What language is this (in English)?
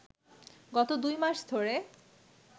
Bangla